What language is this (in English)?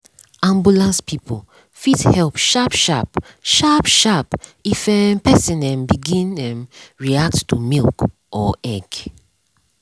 Nigerian Pidgin